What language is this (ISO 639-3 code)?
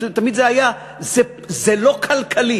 heb